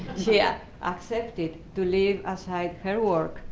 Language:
English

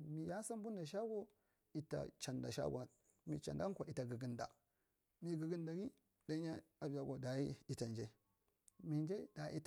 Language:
Marghi Central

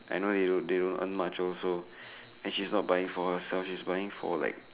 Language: English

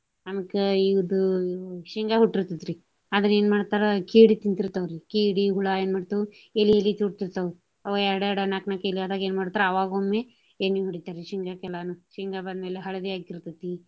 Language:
Kannada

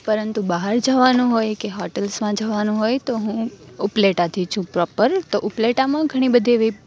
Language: Gujarati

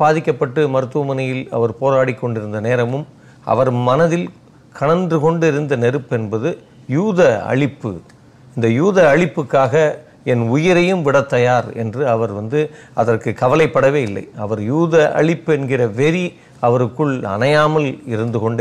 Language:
Tamil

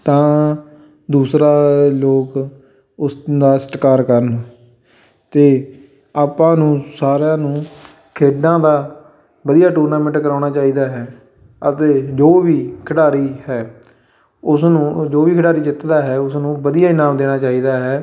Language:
Punjabi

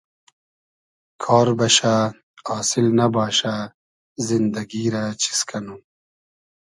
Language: Hazaragi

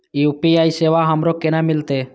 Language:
Maithili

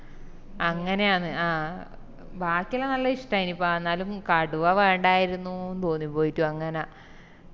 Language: Malayalam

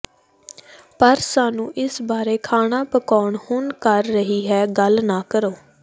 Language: Punjabi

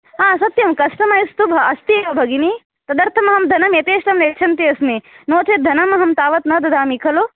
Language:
Sanskrit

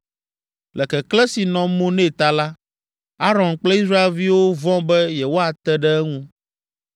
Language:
Ewe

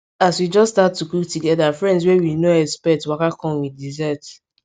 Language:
Nigerian Pidgin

